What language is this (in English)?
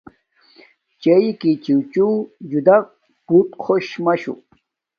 Domaaki